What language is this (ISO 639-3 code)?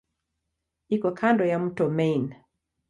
swa